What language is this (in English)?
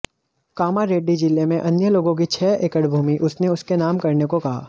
Hindi